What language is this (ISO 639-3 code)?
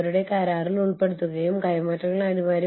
mal